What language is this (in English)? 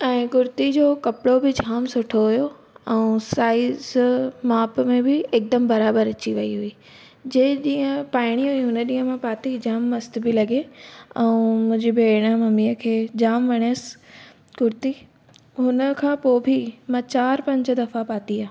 Sindhi